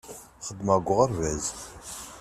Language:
Kabyle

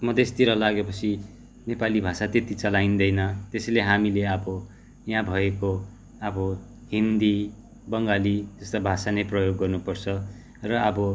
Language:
Nepali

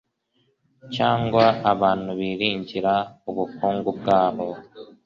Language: Kinyarwanda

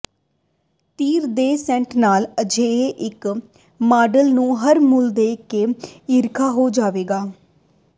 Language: Punjabi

